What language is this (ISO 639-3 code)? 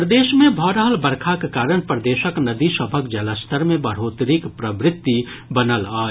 mai